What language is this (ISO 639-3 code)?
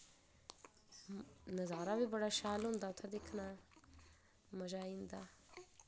doi